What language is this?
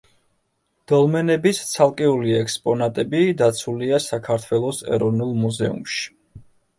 Georgian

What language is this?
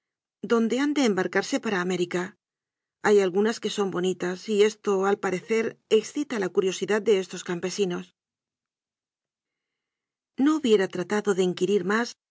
Spanish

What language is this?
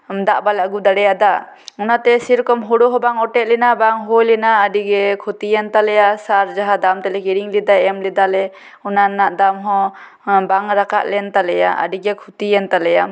Santali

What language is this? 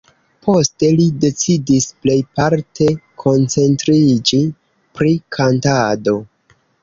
Esperanto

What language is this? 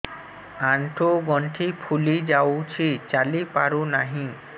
Odia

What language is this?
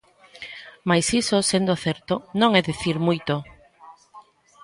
Galician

